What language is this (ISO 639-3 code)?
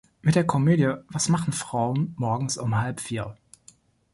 deu